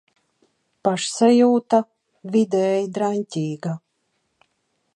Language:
Latvian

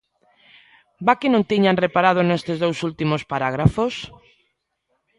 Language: Galician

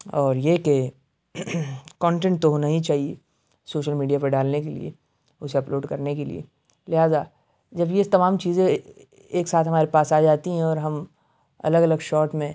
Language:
Urdu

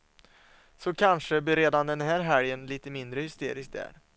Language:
Swedish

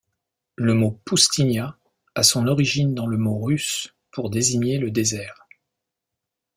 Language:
French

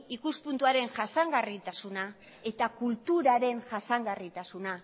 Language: Basque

